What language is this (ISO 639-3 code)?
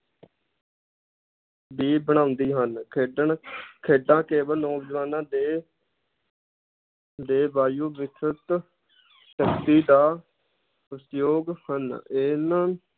pan